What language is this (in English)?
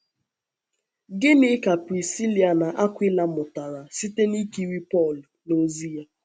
Igbo